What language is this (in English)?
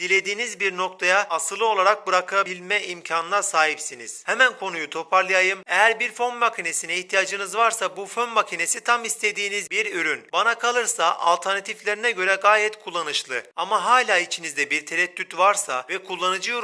Turkish